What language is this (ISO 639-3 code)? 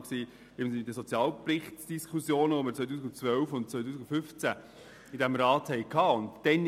gsw